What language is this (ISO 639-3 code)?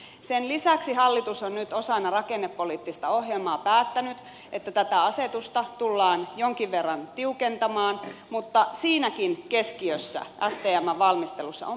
fin